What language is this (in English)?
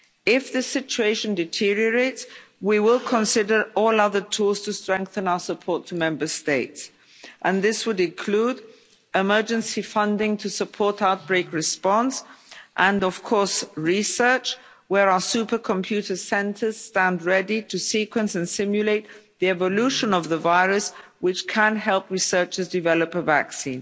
English